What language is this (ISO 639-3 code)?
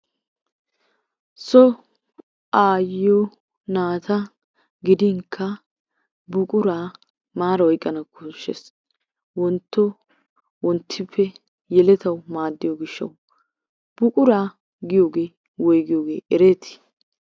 wal